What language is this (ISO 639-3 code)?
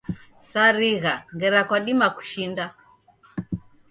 dav